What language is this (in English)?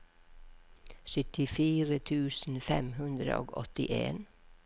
Norwegian